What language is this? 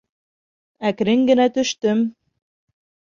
Bashkir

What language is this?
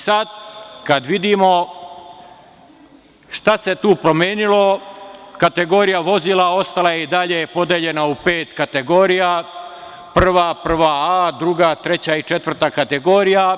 Serbian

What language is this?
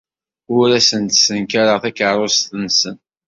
Kabyle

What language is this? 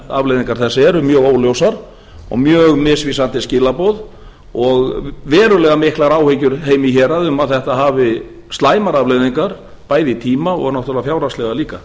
Icelandic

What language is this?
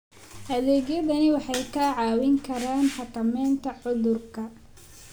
Somali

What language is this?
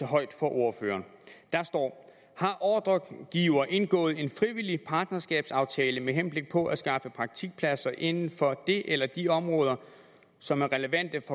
Danish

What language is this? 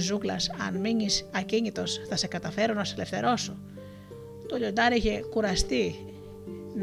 Greek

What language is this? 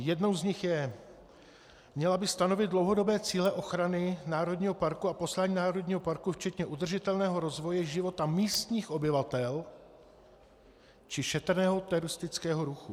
Czech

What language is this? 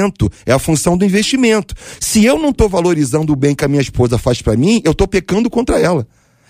Portuguese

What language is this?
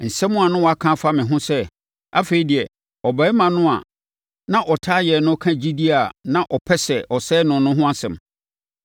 Akan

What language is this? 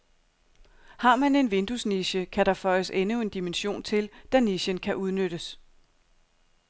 Danish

